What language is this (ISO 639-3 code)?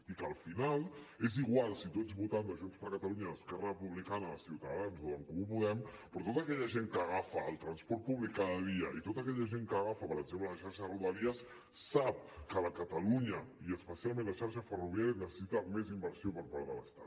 cat